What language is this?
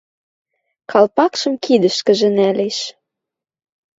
Western Mari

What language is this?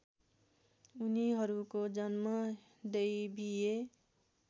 Nepali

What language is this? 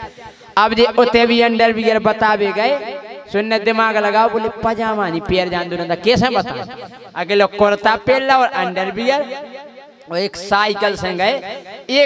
Hindi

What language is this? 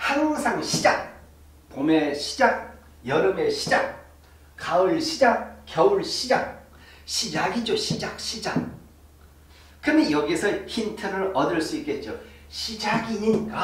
Korean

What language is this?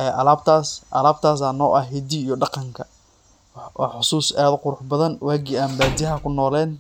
Somali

